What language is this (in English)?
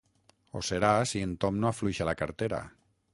Catalan